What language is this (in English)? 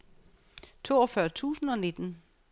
Danish